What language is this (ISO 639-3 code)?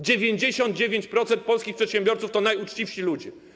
pol